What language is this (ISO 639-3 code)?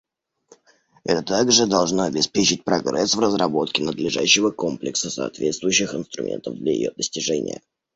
rus